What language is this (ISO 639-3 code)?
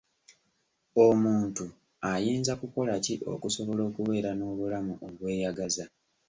lug